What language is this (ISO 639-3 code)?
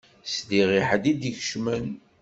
kab